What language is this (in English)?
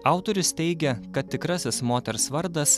Lithuanian